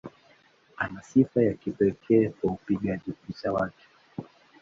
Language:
Swahili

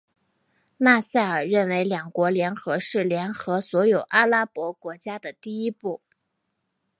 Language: Chinese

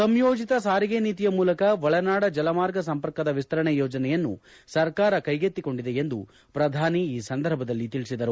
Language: Kannada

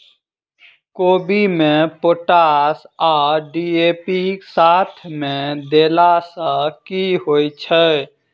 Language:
Maithili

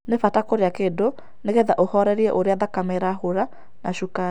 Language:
Kikuyu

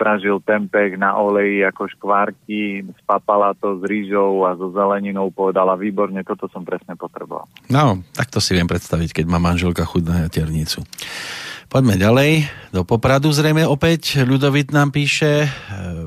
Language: Slovak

